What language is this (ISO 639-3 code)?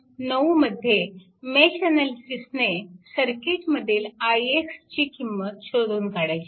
mar